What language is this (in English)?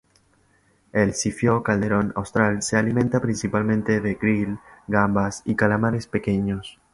Spanish